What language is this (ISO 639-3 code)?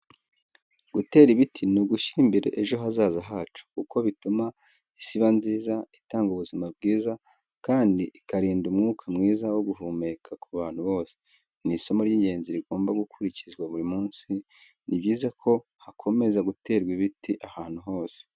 kin